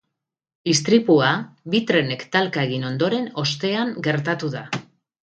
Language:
Basque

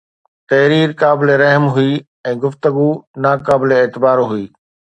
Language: Sindhi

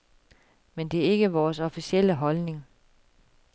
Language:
Danish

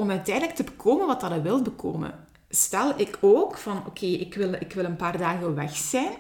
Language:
Dutch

